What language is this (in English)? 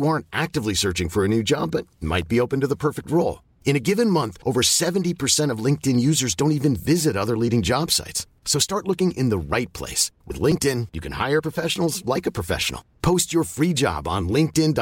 Filipino